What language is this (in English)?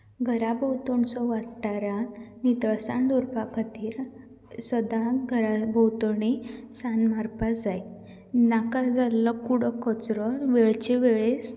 Konkani